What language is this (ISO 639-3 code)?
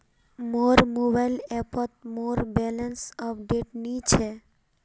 mag